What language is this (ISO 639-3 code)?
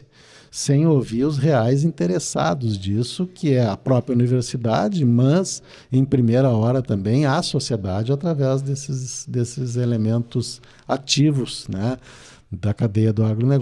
por